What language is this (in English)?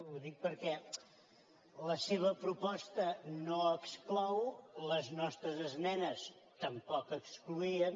Catalan